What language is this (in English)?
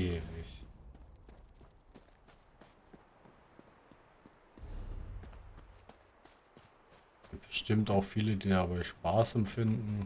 German